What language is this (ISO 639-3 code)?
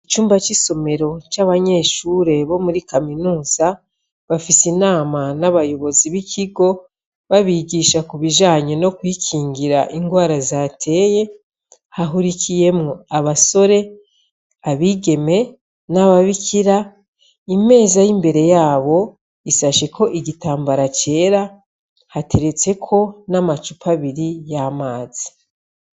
run